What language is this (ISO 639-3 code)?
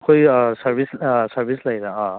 mni